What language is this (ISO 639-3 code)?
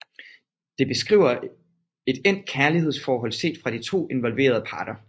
dan